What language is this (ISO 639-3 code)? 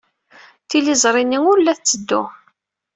kab